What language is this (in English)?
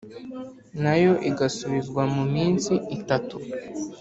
Kinyarwanda